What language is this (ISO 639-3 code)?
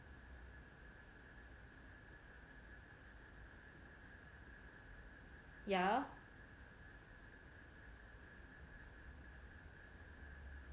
eng